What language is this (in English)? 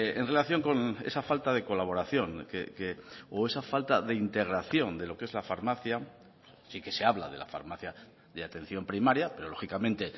Spanish